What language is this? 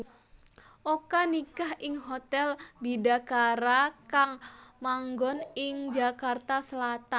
Javanese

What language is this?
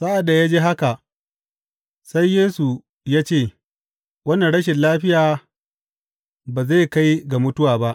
Hausa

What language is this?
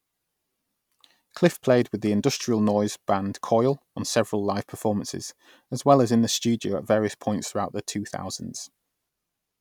English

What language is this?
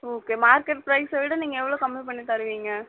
Tamil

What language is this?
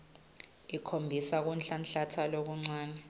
Swati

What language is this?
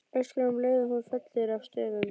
Icelandic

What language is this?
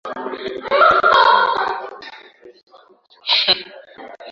Swahili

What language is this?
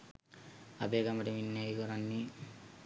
Sinhala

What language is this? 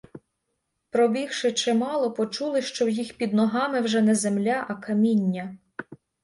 Ukrainian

